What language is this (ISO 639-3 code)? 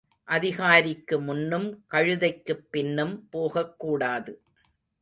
tam